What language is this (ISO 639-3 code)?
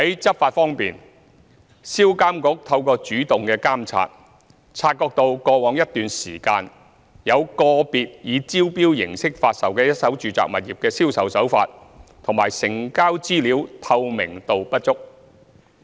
yue